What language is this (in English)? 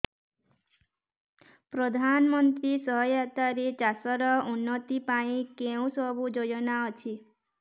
Odia